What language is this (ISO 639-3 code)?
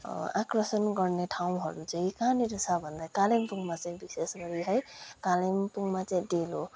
nep